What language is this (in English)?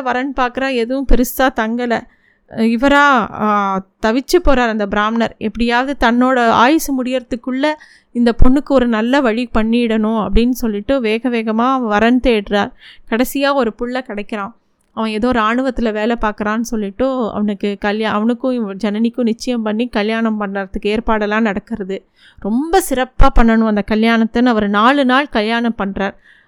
Tamil